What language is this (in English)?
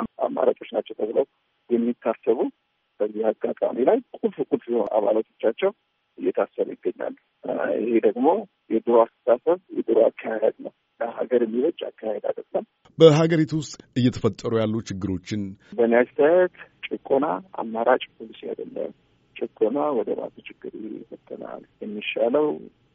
Amharic